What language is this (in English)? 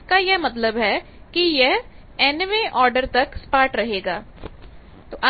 Hindi